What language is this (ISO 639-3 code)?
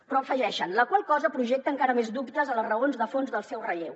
cat